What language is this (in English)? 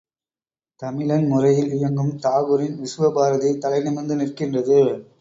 Tamil